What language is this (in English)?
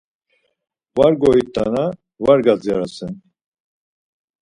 Laz